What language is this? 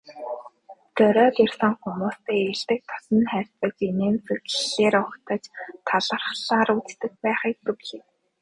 Mongolian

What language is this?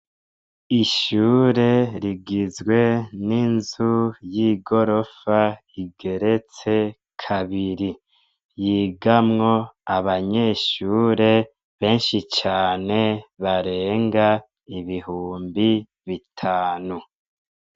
Rundi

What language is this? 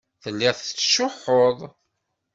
Kabyle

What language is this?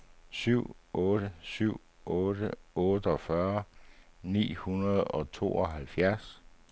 Danish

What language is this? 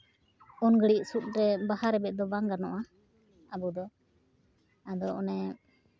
Santali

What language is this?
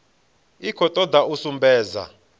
Venda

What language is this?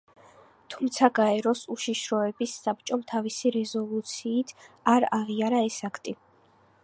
Georgian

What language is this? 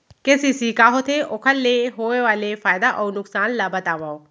Chhattisgarhi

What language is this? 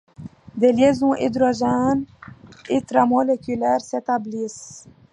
French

